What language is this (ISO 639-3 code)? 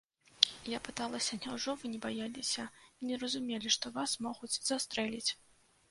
bel